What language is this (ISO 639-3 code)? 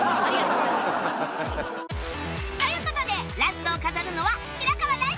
jpn